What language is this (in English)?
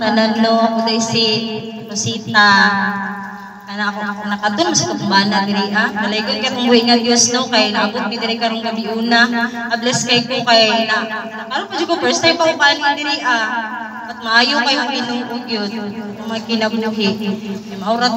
Filipino